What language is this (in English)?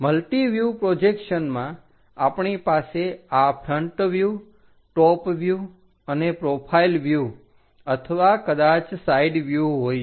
Gujarati